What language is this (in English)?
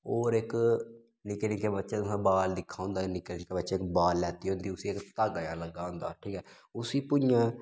Dogri